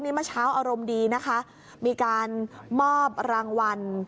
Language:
Thai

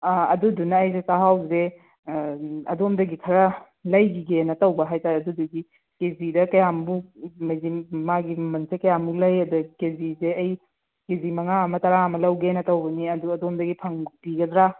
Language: Manipuri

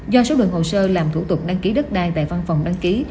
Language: Vietnamese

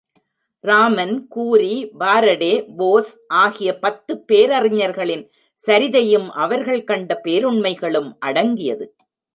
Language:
Tamil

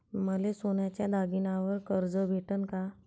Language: Marathi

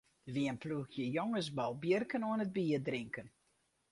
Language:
Western Frisian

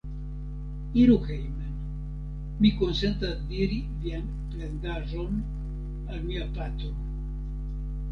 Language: Esperanto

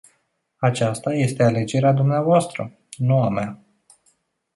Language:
Romanian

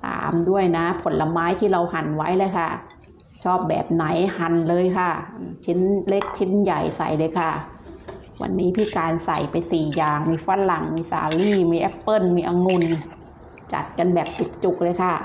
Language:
Thai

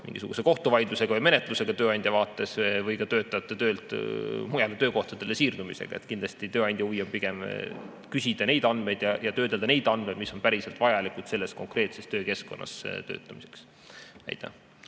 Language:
Estonian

